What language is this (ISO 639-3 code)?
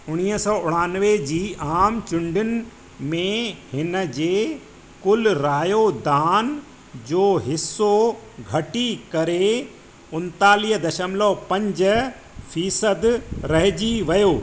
snd